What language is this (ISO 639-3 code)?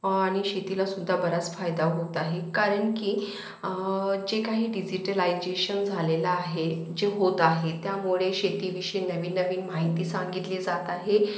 mar